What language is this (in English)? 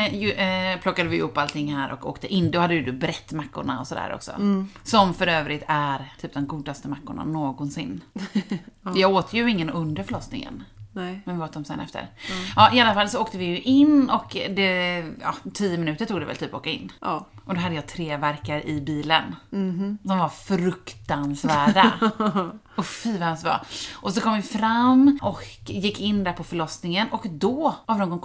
Swedish